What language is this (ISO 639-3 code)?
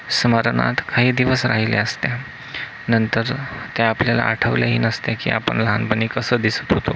mar